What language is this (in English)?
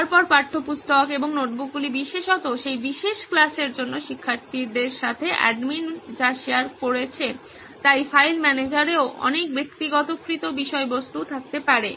Bangla